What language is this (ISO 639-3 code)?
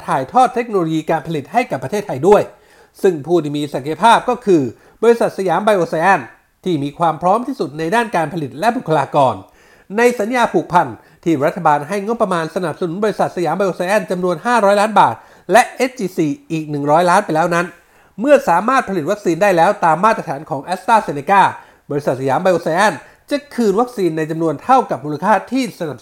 tha